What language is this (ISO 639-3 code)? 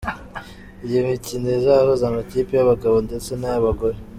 kin